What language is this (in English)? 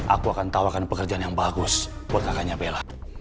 Indonesian